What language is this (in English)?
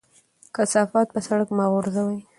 Pashto